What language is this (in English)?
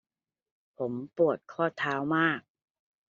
Thai